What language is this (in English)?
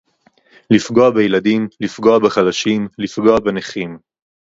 Hebrew